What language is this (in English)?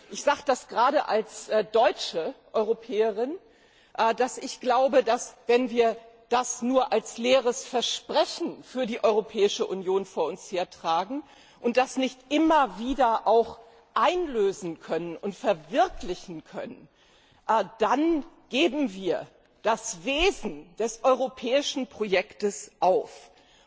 German